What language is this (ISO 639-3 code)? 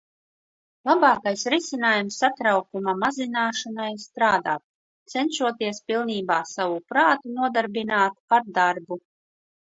lav